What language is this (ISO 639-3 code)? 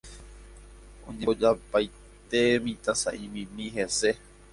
grn